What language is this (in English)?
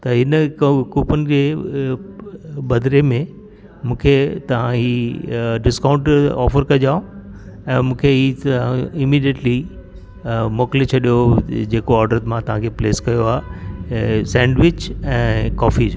Sindhi